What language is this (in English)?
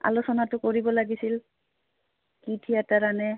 Assamese